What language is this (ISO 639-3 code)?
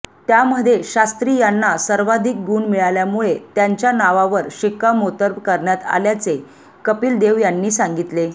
mar